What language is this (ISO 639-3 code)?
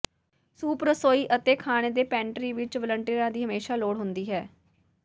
pan